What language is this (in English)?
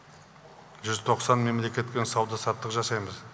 Kazakh